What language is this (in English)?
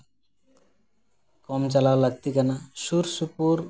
Santali